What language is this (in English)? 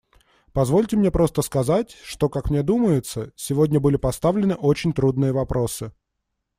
Russian